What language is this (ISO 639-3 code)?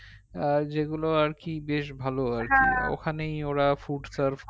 ben